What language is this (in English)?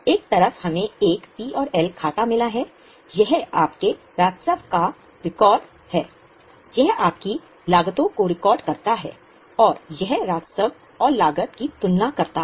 Hindi